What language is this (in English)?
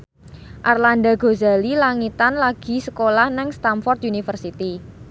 Javanese